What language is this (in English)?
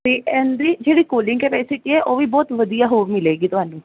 Punjabi